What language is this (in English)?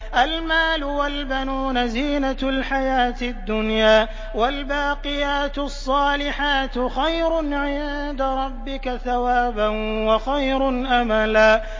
Arabic